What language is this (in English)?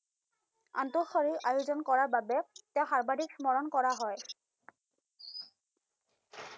Assamese